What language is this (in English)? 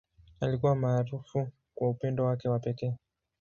Swahili